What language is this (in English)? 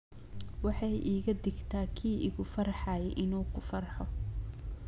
Somali